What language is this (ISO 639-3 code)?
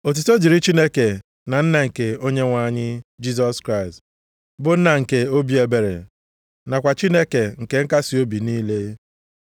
ibo